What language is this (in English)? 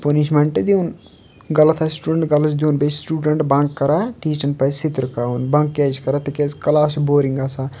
Kashmiri